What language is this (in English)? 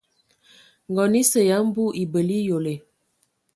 Ewondo